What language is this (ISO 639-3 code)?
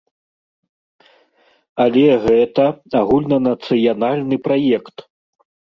bel